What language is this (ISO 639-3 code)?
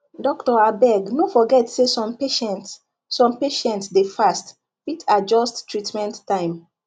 pcm